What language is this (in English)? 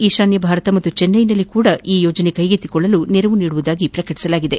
Kannada